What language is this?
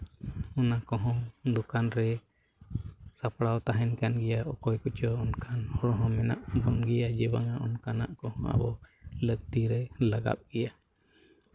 Santali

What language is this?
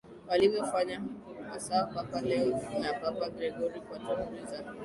Swahili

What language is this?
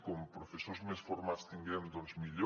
Catalan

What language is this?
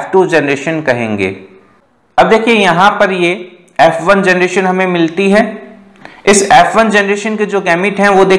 Hindi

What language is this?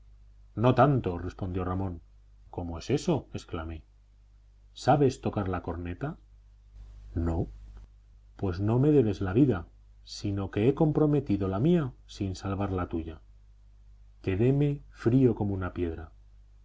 Spanish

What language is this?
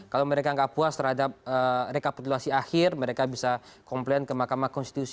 Indonesian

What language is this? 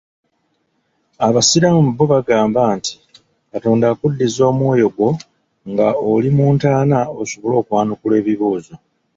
Ganda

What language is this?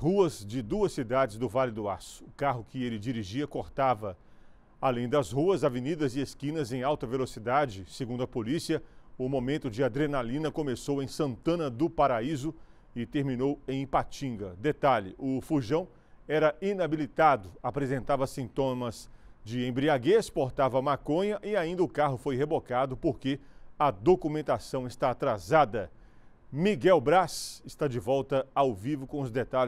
Portuguese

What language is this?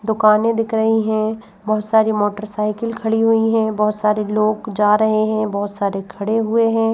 Hindi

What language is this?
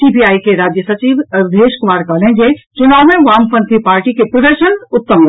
Maithili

